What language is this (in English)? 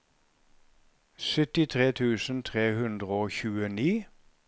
Norwegian